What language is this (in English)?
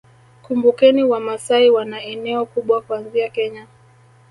Swahili